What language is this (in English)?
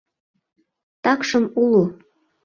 Mari